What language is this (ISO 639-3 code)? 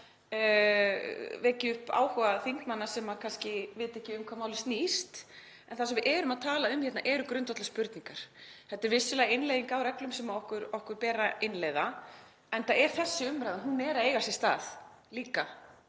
isl